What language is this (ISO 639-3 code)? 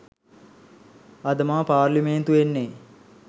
sin